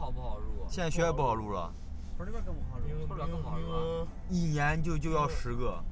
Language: Chinese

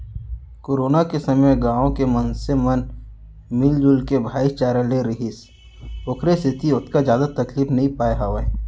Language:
Chhattisgarhi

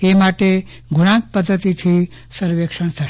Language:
Gujarati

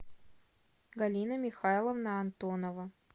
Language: Russian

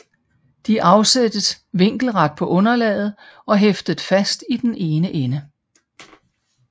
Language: Danish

